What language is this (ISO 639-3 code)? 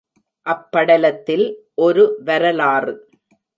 tam